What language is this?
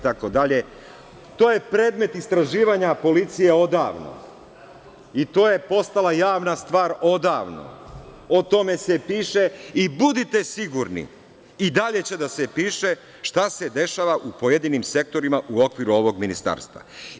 Serbian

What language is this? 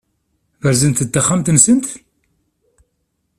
Kabyle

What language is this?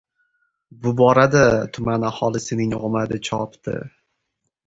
Uzbek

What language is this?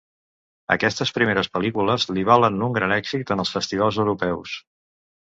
Catalan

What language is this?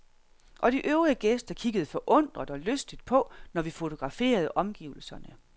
Danish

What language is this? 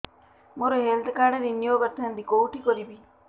Odia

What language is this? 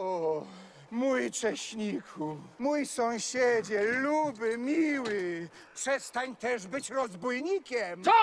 Polish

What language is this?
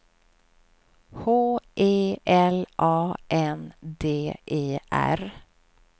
Swedish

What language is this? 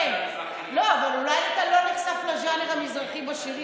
Hebrew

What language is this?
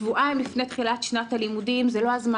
Hebrew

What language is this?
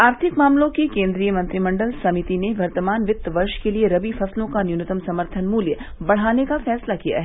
Hindi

